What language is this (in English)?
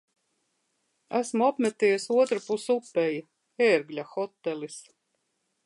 Latvian